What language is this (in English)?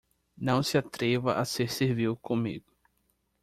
Portuguese